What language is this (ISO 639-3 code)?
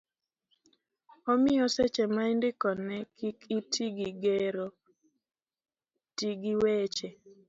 luo